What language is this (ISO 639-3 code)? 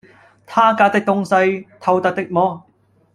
yue